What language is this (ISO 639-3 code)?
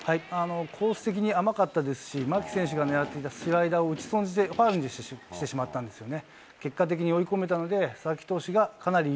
jpn